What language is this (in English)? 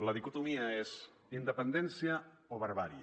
Catalan